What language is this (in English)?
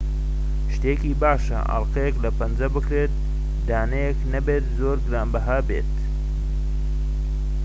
Central Kurdish